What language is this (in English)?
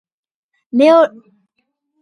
Georgian